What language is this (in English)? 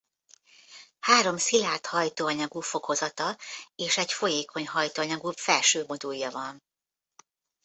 Hungarian